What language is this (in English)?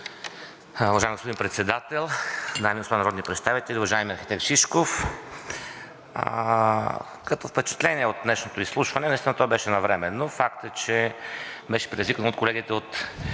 Bulgarian